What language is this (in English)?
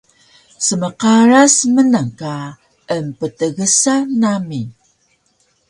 Taroko